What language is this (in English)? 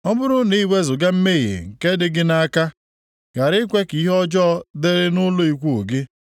Igbo